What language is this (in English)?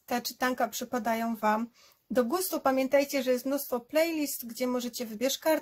Polish